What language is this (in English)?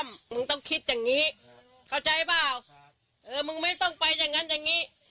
Thai